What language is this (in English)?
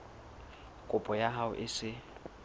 Southern Sotho